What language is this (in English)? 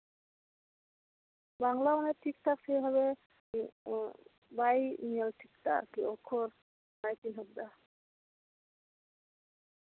Santali